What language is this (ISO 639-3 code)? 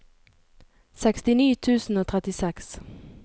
nor